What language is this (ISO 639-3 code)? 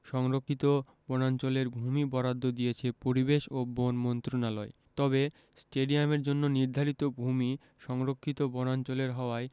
ben